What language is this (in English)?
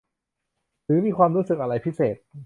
Thai